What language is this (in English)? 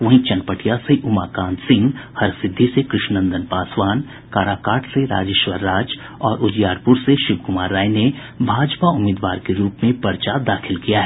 Hindi